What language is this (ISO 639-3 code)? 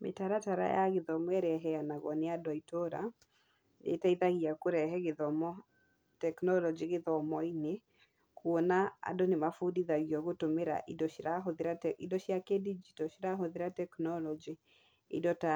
kik